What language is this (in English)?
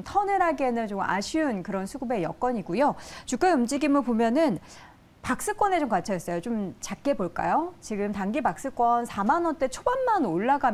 Korean